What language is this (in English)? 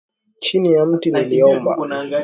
Swahili